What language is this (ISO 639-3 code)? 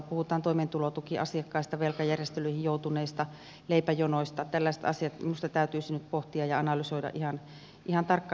fin